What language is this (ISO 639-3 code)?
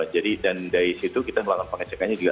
ind